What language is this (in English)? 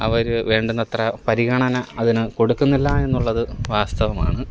Malayalam